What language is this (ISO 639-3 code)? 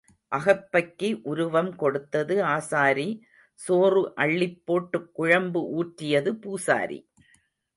tam